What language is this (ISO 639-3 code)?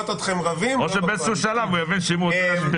heb